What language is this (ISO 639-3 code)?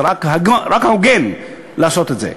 heb